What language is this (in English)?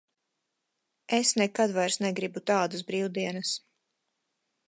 Latvian